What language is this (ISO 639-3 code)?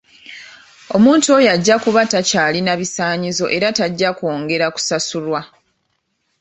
lug